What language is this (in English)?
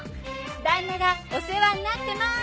Japanese